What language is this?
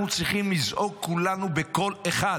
Hebrew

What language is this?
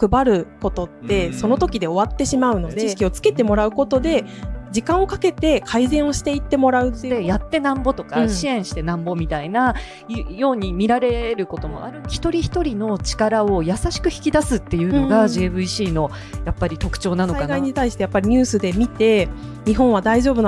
Japanese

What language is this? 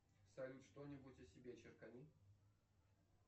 Russian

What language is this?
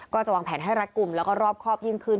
Thai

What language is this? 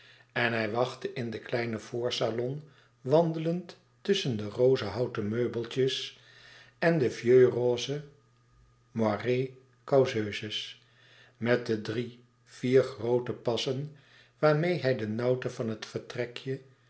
Dutch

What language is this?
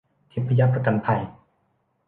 Thai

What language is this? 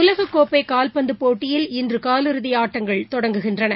Tamil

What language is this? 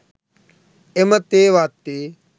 Sinhala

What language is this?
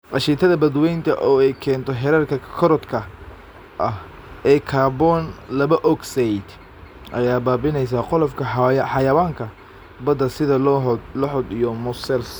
Somali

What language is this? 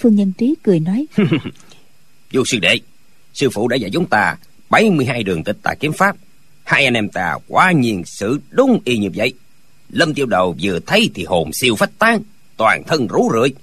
Vietnamese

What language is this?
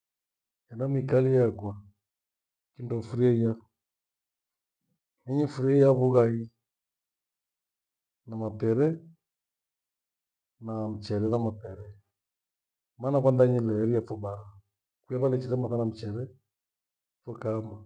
Gweno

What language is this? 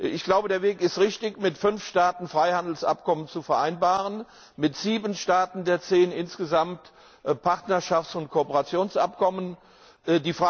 German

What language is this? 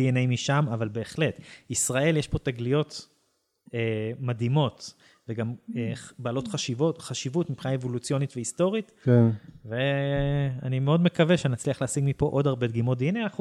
Hebrew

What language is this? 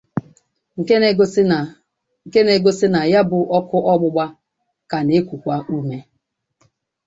Igbo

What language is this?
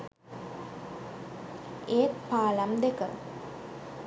Sinhala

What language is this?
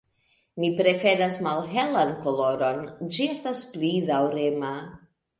Esperanto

